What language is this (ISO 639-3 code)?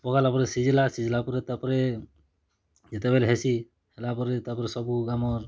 ori